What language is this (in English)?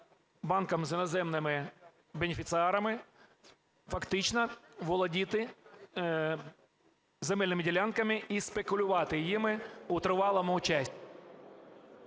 Ukrainian